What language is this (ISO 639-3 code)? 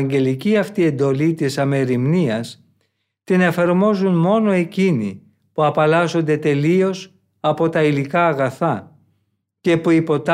ell